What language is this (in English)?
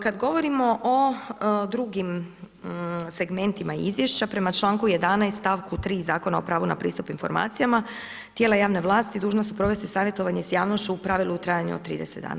Croatian